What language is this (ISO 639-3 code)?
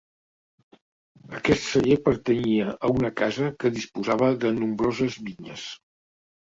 cat